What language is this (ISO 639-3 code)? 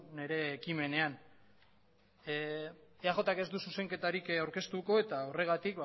eus